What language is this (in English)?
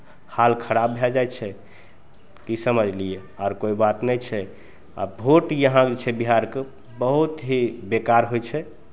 Maithili